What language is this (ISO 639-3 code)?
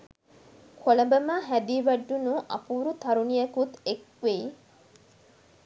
sin